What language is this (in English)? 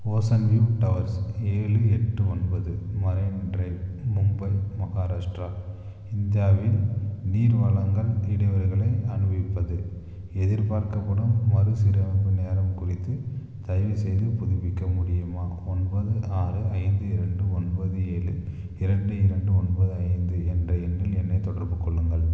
Tamil